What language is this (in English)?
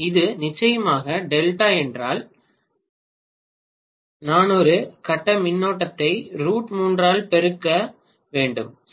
Tamil